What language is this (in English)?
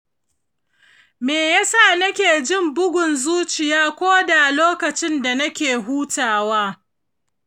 Hausa